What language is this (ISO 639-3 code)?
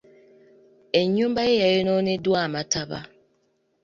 lug